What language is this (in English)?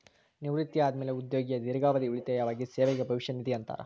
Kannada